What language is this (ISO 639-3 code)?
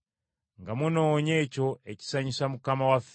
lug